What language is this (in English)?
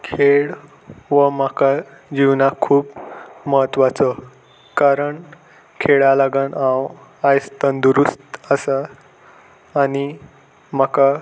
Konkani